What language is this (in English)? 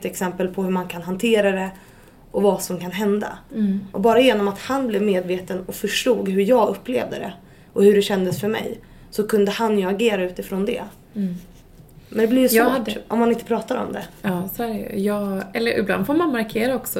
Swedish